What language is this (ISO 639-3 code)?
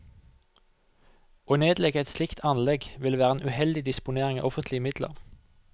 nor